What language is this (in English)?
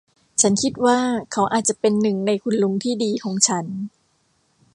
Thai